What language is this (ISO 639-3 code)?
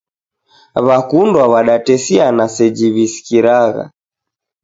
dav